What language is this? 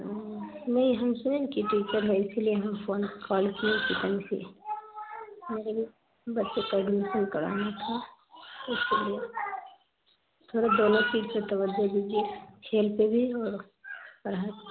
Urdu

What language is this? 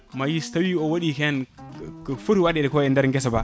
Fula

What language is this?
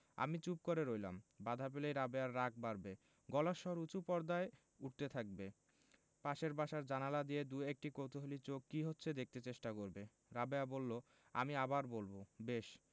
Bangla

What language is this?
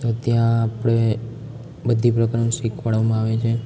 Gujarati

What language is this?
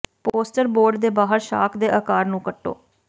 Punjabi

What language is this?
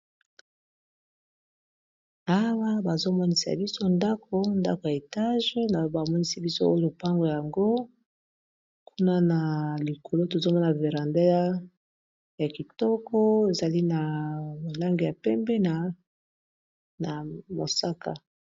Lingala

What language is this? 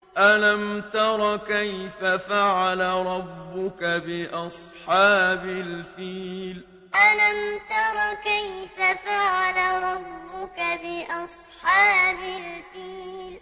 Arabic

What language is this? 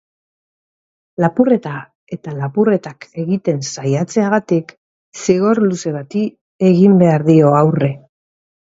Basque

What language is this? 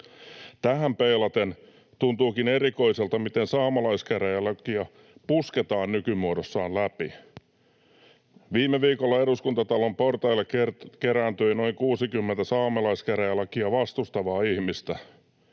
Finnish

